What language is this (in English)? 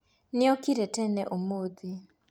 Kikuyu